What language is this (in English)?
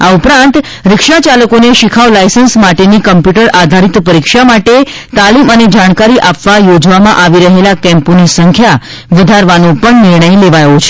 Gujarati